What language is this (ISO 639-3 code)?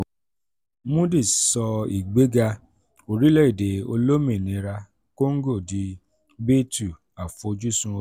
yor